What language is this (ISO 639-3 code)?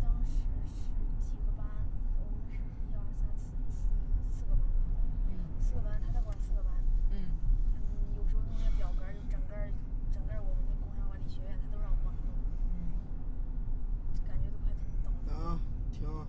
zho